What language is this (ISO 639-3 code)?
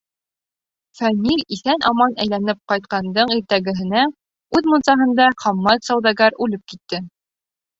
bak